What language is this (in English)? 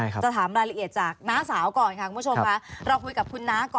Thai